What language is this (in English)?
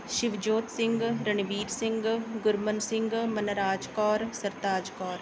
Punjabi